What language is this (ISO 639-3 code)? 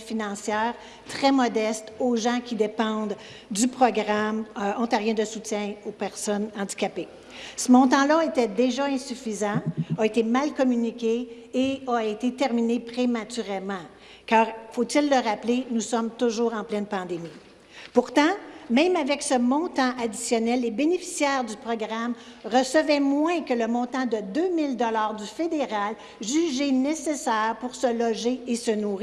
fra